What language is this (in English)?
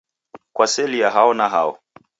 Taita